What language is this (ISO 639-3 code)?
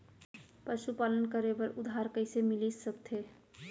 hne